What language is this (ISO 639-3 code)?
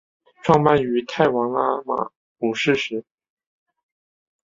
zho